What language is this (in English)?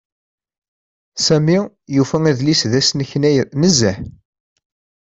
Kabyle